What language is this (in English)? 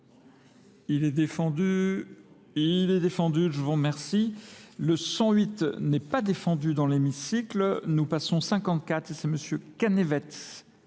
French